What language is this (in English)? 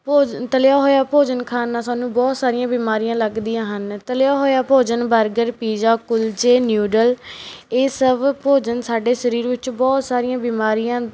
Punjabi